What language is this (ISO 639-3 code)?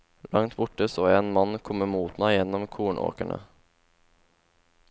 nor